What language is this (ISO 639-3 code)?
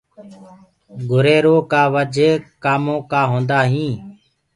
ggg